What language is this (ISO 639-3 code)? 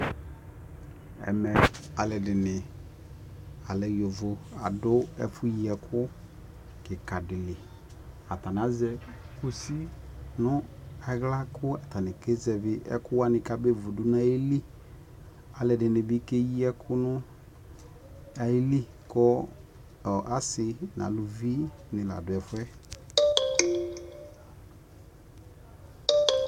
kpo